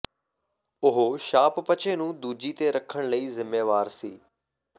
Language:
Punjabi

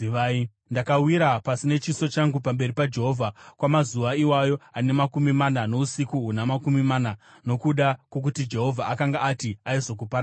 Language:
Shona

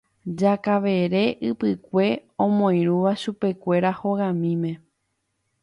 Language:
Guarani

